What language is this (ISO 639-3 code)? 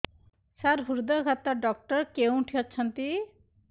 ori